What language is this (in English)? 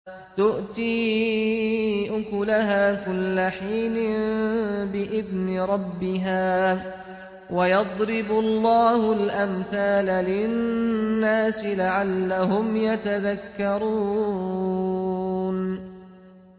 Arabic